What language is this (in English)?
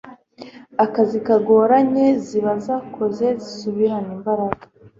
Kinyarwanda